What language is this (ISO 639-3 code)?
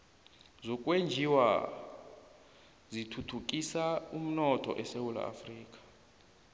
nbl